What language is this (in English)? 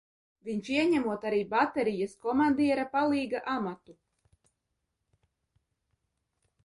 Latvian